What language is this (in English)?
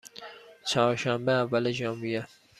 Persian